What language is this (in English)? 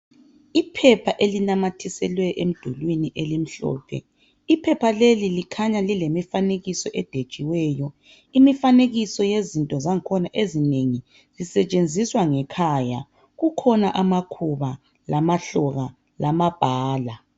North Ndebele